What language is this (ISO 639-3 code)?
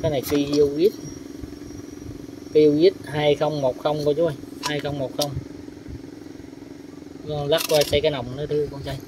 vie